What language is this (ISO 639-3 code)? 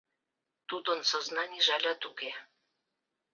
chm